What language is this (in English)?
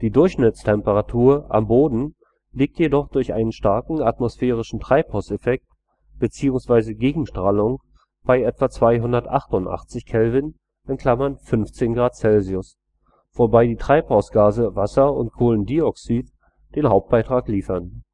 German